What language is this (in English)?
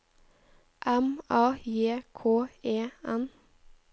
Norwegian